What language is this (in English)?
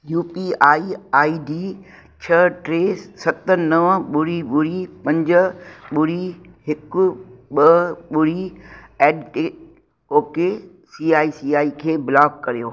Sindhi